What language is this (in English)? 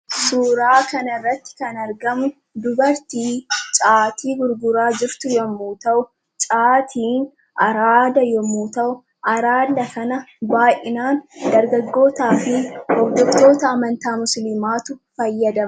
Oromo